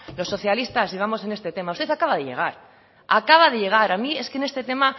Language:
Spanish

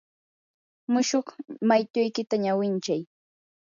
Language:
Yanahuanca Pasco Quechua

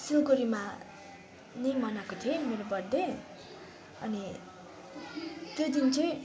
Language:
Nepali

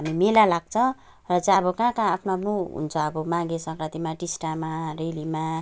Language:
Nepali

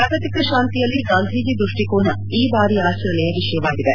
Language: Kannada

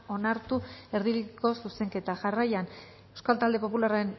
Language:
Basque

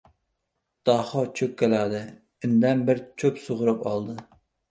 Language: Uzbek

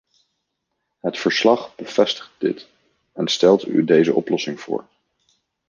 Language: Dutch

